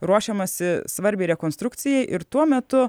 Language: Lithuanian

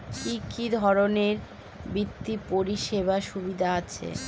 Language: Bangla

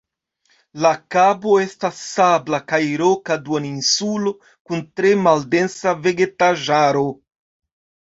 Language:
Esperanto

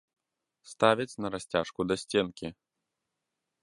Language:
Belarusian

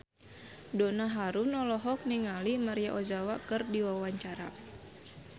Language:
Sundanese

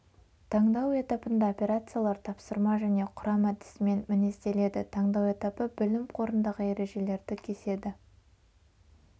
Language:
Kazakh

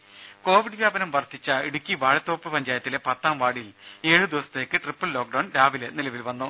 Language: Malayalam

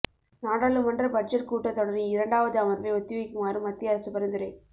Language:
Tamil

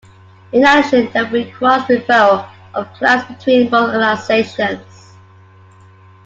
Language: English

